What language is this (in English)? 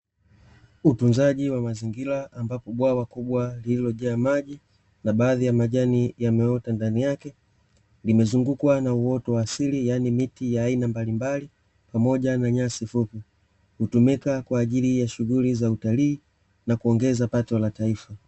Swahili